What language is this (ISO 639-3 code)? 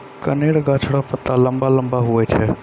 mai